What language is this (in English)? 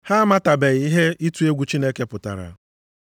Igbo